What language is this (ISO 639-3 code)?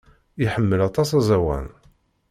kab